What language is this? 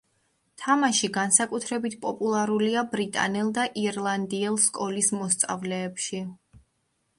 Georgian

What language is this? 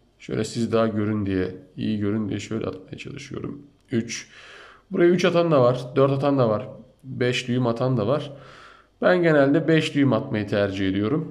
Turkish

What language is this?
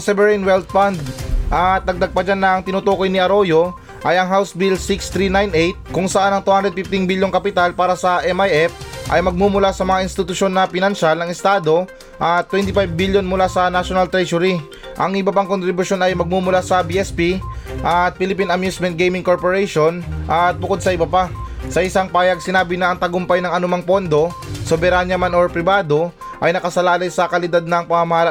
Filipino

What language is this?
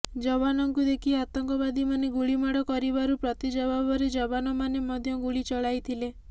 Odia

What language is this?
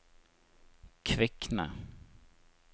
Norwegian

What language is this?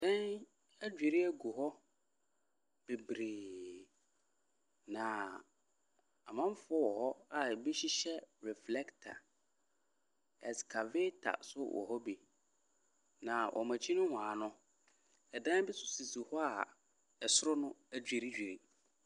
Akan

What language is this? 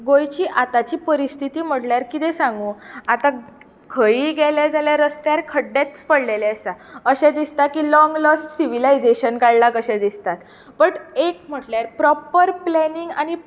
Konkani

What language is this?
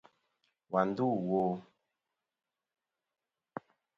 Kom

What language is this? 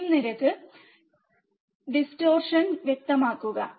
Malayalam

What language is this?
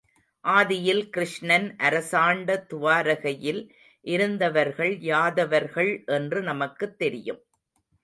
Tamil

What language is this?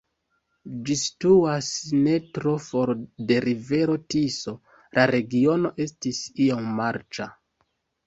Esperanto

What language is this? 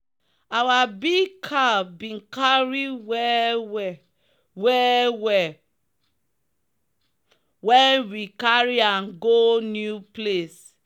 Nigerian Pidgin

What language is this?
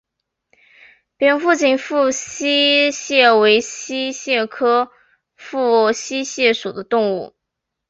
Chinese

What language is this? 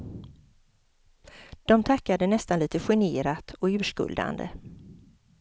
Swedish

